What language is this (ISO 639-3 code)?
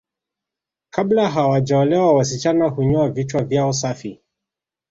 swa